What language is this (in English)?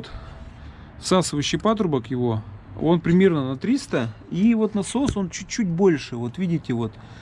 Russian